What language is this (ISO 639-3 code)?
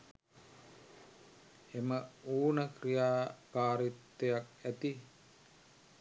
sin